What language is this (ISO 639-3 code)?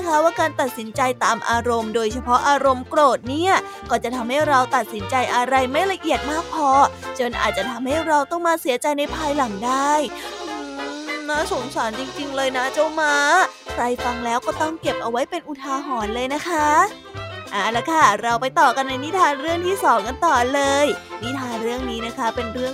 tha